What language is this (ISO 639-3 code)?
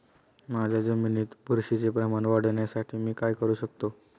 mar